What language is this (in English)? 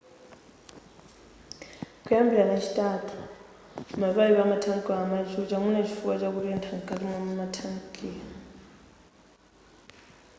Nyanja